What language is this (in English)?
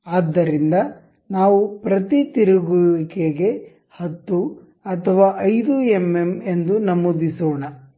Kannada